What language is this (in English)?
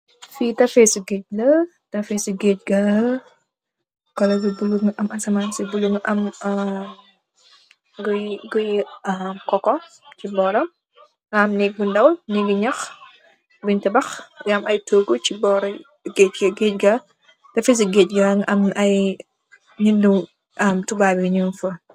Wolof